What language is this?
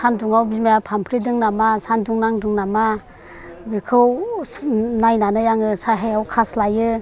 Bodo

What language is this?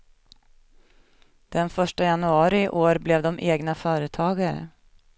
Swedish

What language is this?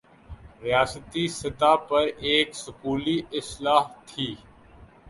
Urdu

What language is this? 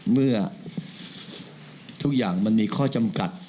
Thai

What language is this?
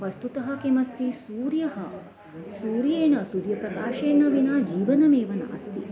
Sanskrit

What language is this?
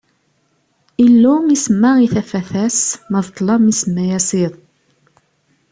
Kabyle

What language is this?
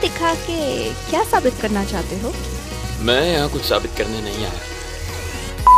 Hindi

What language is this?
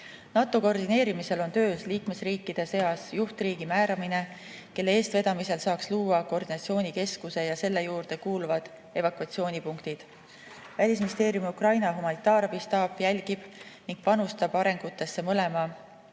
Estonian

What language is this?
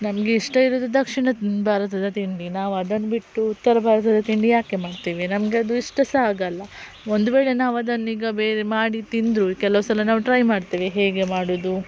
Kannada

